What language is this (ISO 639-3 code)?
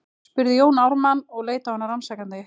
isl